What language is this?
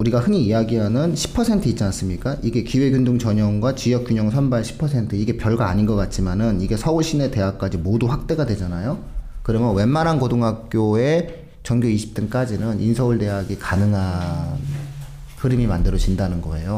Korean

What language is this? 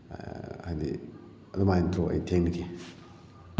Manipuri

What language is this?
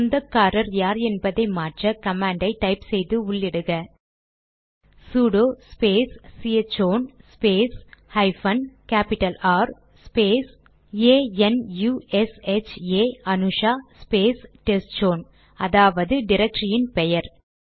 Tamil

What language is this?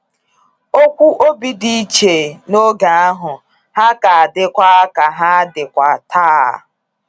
Igbo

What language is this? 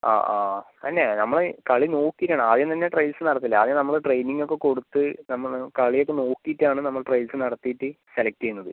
Malayalam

